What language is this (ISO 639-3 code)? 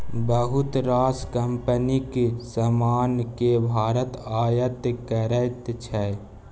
mai